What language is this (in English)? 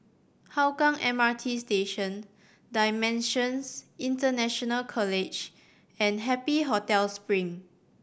English